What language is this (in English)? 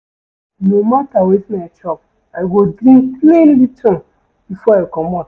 Nigerian Pidgin